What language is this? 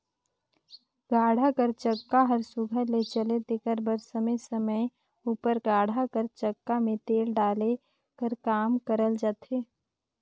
Chhattisgarhi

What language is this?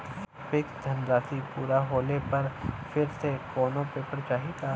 Bhojpuri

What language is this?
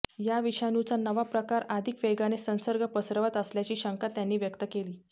Marathi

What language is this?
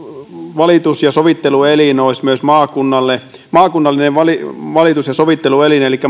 Finnish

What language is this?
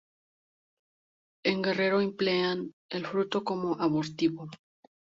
Spanish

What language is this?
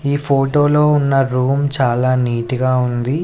Telugu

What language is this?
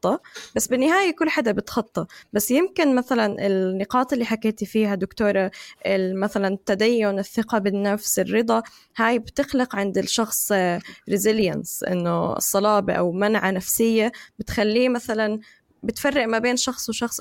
Arabic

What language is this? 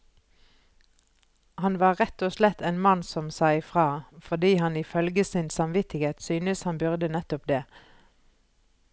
Norwegian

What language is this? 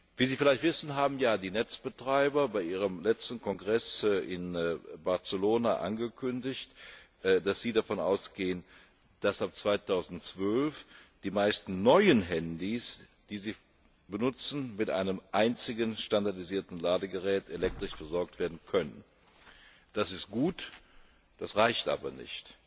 German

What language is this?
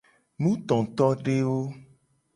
Gen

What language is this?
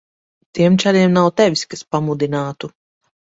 Latvian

